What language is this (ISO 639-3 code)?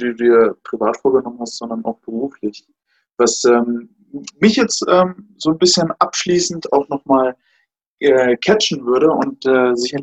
deu